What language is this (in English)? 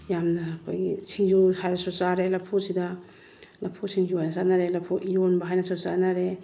Manipuri